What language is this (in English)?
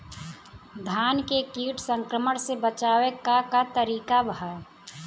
Bhojpuri